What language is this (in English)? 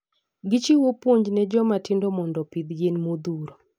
Luo (Kenya and Tanzania)